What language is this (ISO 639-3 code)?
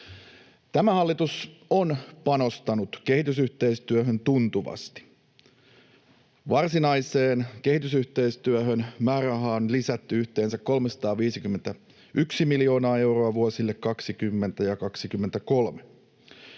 fin